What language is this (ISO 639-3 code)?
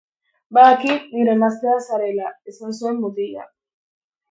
eus